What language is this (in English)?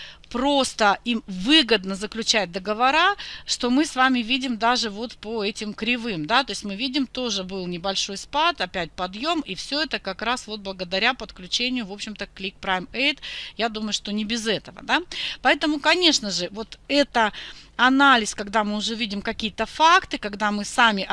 Russian